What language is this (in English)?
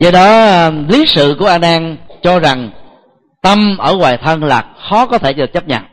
Vietnamese